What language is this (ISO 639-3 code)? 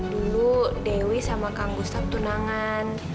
ind